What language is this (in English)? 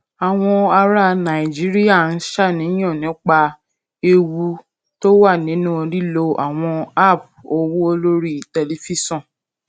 Yoruba